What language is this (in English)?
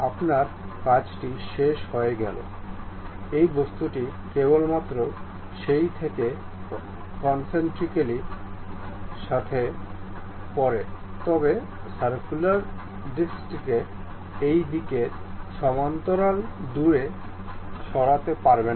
Bangla